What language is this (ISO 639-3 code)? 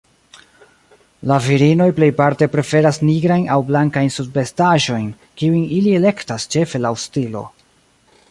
epo